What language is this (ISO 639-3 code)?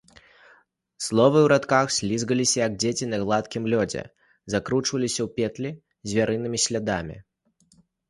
bel